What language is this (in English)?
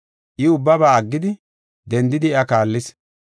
Gofa